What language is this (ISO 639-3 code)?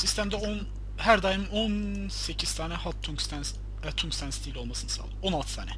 tur